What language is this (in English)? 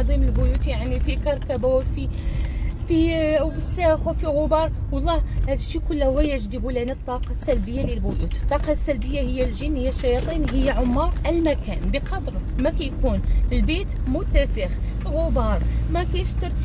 Arabic